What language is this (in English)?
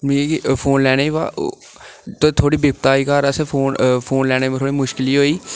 Dogri